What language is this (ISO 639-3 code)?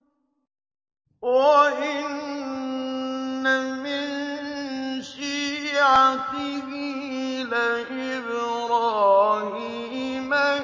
ara